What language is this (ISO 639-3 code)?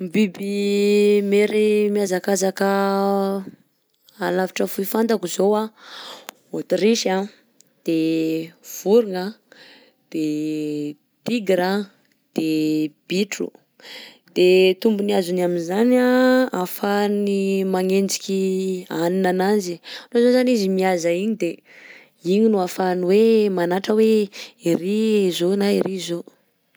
bzc